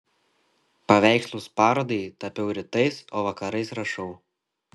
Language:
Lithuanian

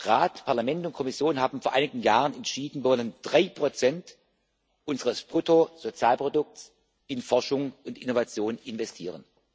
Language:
German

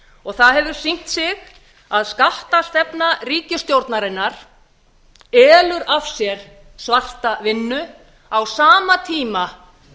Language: Icelandic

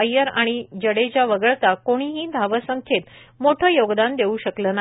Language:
Marathi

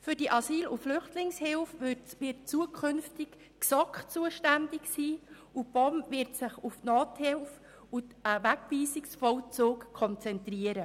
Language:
Swiss German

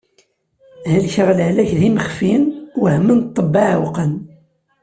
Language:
Kabyle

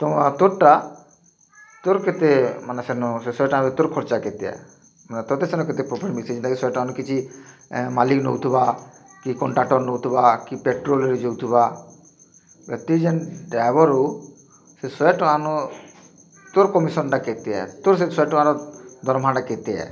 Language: Odia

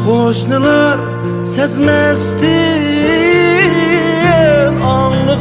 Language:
Turkish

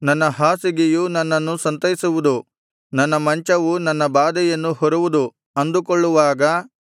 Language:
Kannada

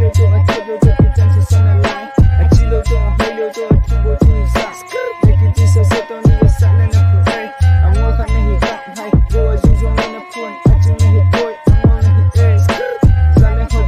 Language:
English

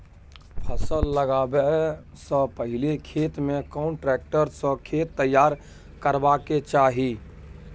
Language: Maithili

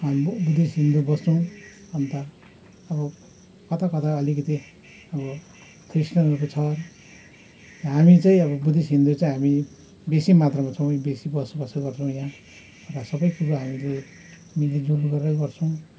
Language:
Nepali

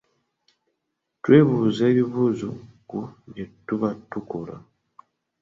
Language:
Ganda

